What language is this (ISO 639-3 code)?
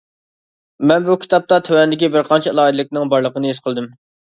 uig